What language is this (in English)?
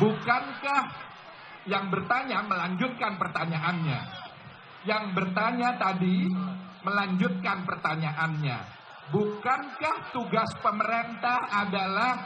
Indonesian